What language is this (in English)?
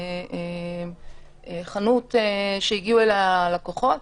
Hebrew